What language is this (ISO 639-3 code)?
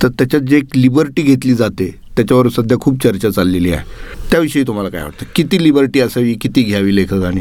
mar